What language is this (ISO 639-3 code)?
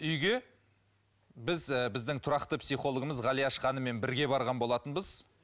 kaz